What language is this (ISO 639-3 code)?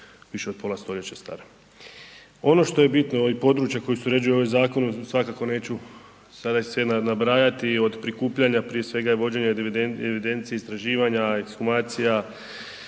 hrv